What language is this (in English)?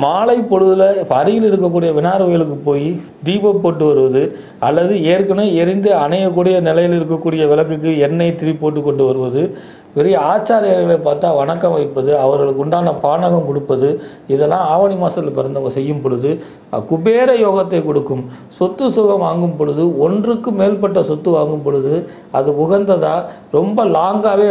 Arabic